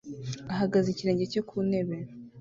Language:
Kinyarwanda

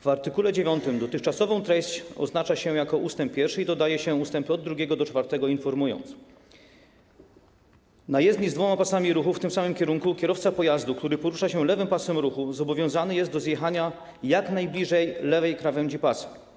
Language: Polish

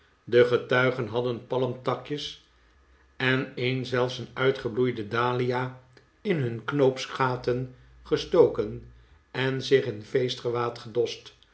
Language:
Dutch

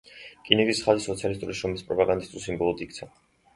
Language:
Georgian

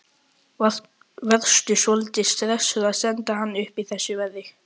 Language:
Icelandic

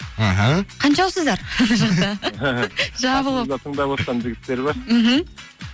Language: Kazakh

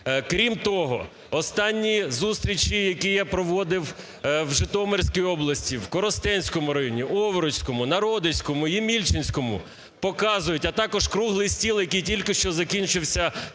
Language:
Ukrainian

